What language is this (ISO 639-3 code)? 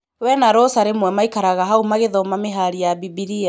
kik